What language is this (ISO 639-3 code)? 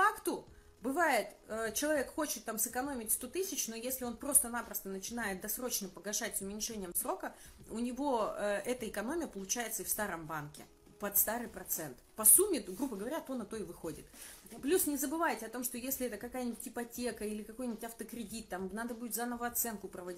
rus